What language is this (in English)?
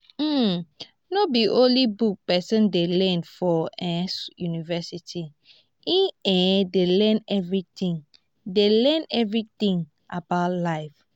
Nigerian Pidgin